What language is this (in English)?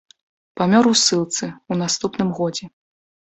Belarusian